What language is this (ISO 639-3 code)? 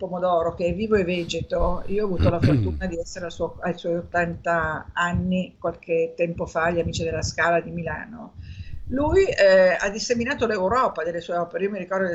ita